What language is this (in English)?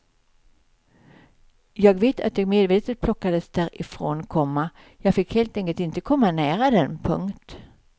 Swedish